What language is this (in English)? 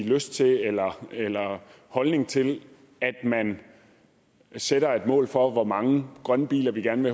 Danish